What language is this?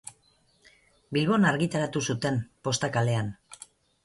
Basque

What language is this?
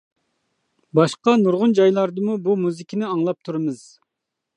Uyghur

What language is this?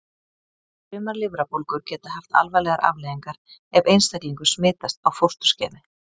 Icelandic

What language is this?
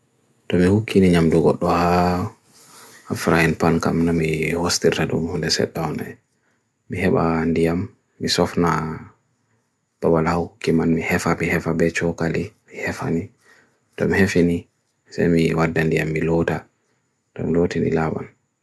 Bagirmi Fulfulde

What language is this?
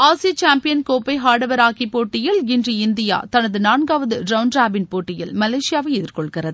Tamil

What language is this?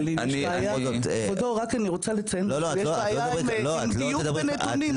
Hebrew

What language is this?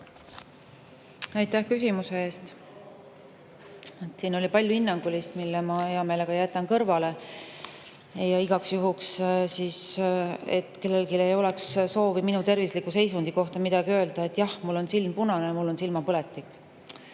Estonian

